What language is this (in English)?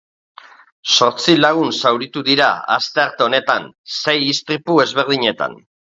Basque